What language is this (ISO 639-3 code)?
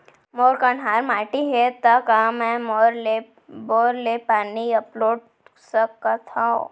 hne